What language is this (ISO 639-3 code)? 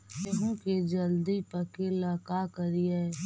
mag